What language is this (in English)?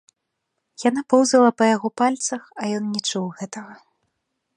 Belarusian